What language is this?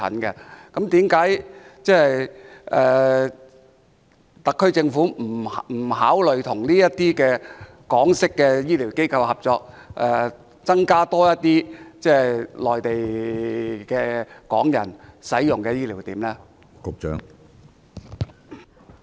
Cantonese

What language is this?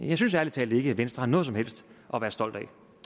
Danish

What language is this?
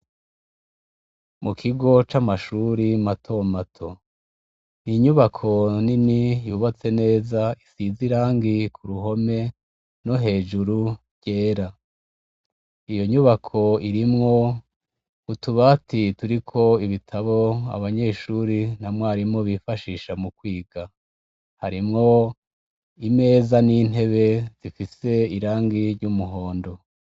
Rundi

